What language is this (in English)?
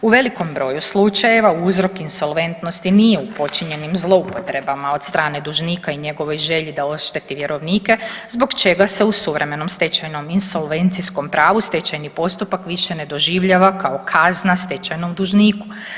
Croatian